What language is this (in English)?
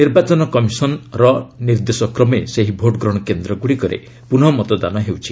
Odia